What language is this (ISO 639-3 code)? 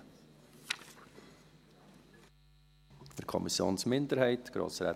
gsw